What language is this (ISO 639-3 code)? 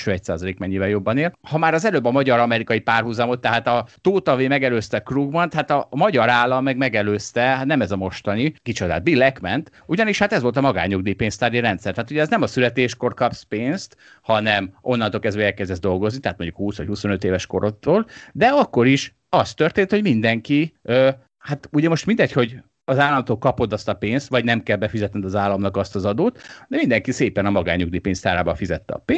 hun